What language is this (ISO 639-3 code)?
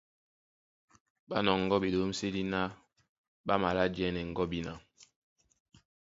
dua